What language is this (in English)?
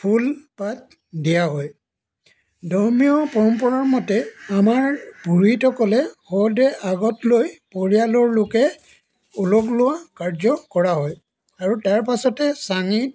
Assamese